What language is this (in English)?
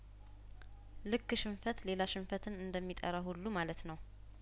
Amharic